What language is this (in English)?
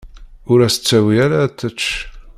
Kabyle